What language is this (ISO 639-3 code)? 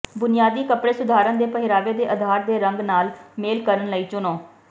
pan